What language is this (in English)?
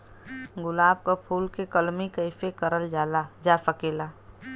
Bhojpuri